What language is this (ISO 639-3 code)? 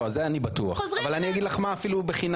heb